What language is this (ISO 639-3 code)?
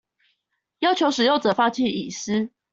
zho